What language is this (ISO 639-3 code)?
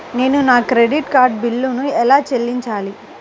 tel